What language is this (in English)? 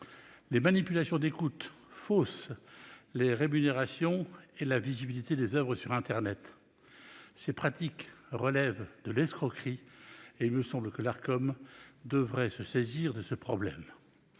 French